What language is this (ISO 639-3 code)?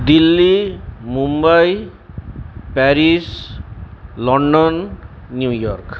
ben